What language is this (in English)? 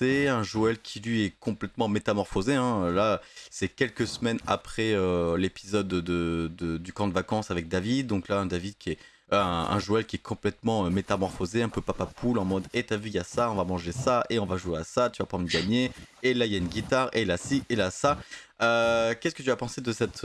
French